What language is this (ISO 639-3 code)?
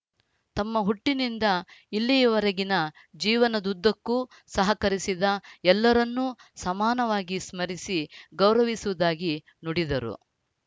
kan